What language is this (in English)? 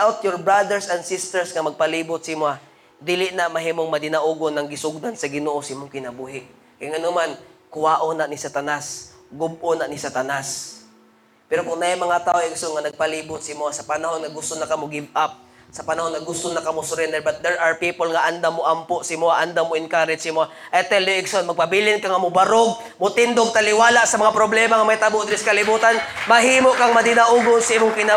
Filipino